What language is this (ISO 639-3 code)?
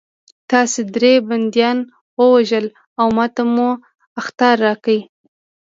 pus